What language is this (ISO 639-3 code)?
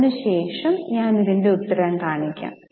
mal